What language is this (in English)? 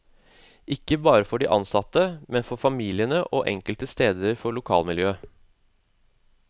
Norwegian